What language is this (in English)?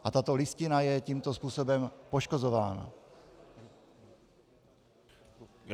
Czech